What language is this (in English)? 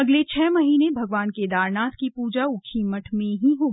Hindi